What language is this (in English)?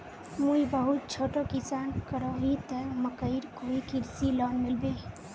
Magahi